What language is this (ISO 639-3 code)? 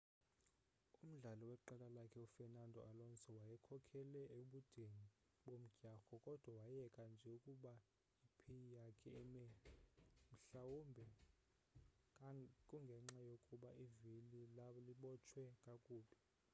xho